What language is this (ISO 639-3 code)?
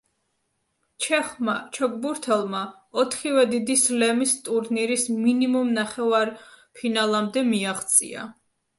kat